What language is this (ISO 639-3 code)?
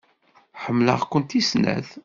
kab